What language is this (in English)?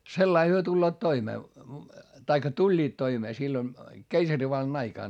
Finnish